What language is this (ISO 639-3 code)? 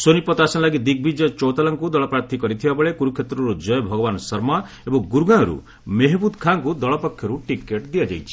ori